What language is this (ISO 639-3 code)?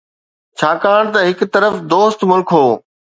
snd